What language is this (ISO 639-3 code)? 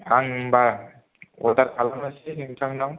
brx